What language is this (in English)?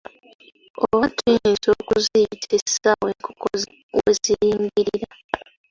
Ganda